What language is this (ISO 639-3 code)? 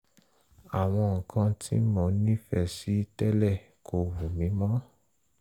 yor